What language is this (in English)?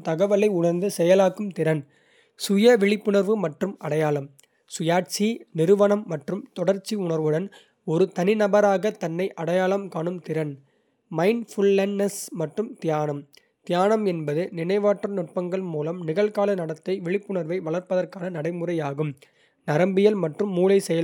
Kota (India)